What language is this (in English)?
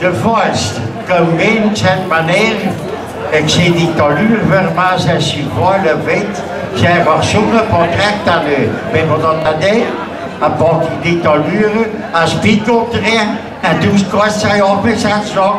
Dutch